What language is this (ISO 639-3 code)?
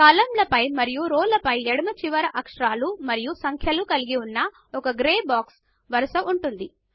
tel